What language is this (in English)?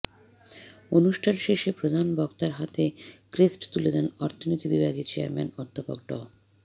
Bangla